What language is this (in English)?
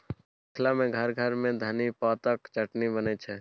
Maithili